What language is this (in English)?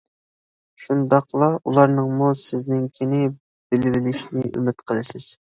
Uyghur